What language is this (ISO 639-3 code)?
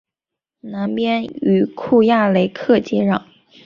zho